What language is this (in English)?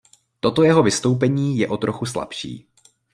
Czech